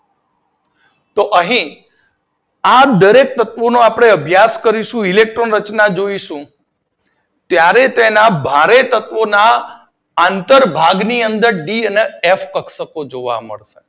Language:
Gujarati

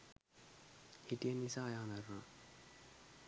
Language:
Sinhala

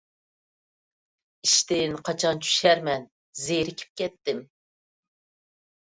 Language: Uyghur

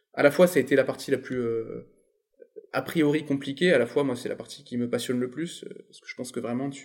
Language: French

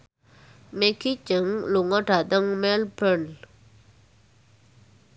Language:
Javanese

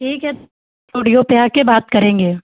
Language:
Hindi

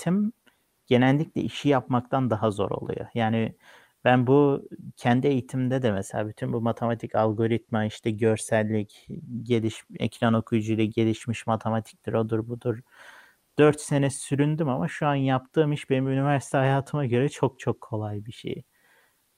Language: Turkish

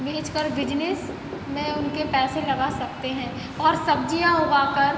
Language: Hindi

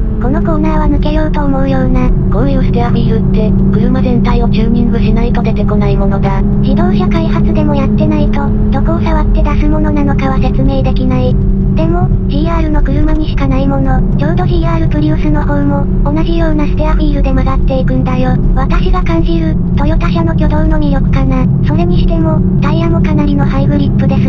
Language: Japanese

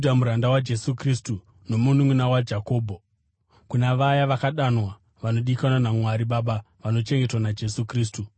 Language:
Shona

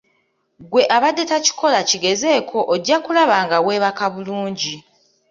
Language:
Ganda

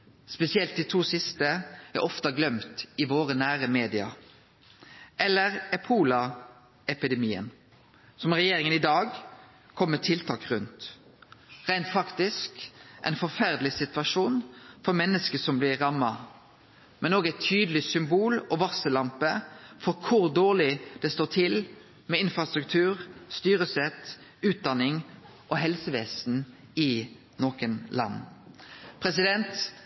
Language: Norwegian Nynorsk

